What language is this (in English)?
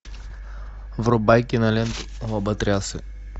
Russian